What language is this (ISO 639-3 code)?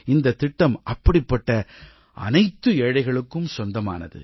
tam